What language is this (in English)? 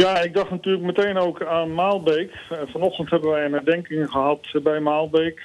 Dutch